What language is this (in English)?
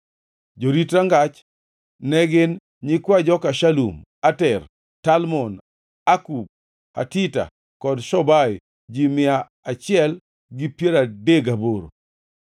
Luo (Kenya and Tanzania)